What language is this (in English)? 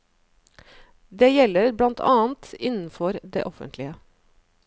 Norwegian